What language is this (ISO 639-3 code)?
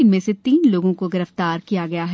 hin